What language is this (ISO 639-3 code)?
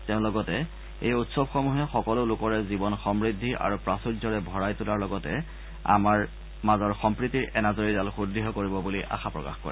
asm